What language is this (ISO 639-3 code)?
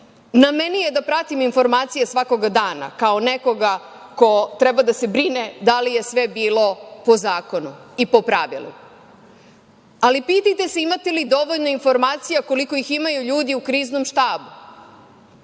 srp